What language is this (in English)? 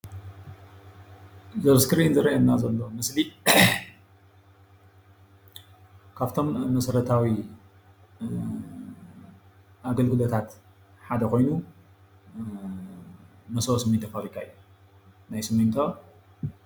Tigrinya